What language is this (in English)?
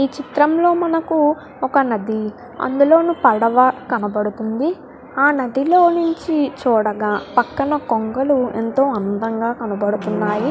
Telugu